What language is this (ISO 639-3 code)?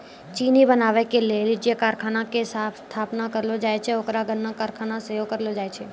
mai